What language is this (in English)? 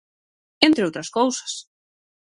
Galician